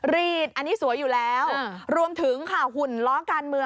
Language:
Thai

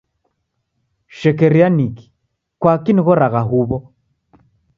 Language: Taita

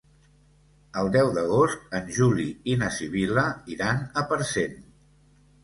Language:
Catalan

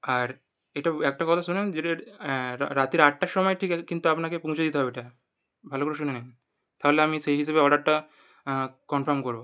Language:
Bangla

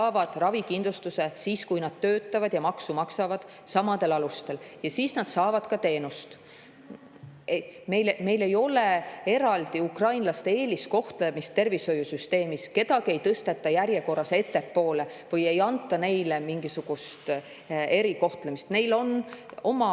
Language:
Estonian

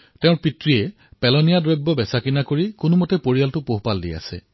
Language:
Assamese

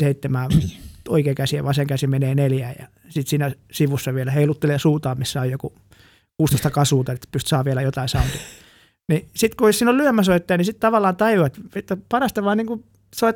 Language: Finnish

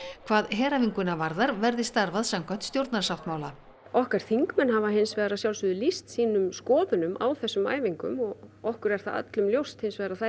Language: Icelandic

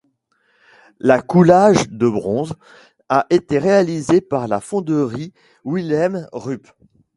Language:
French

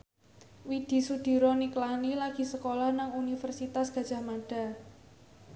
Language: Javanese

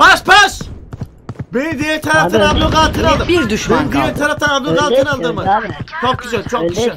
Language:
Turkish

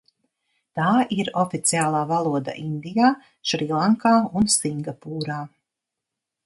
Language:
Latvian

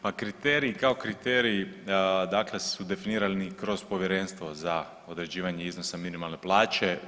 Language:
Croatian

